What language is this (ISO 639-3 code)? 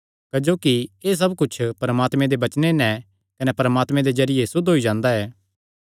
xnr